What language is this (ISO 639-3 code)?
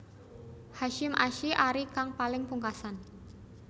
jav